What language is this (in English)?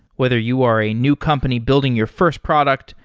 English